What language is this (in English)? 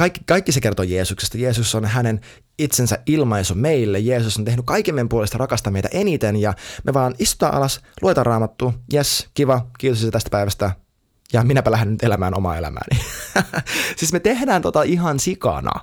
Finnish